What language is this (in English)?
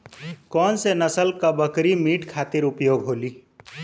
Bhojpuri